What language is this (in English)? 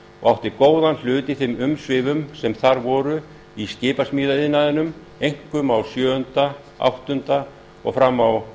Icelandic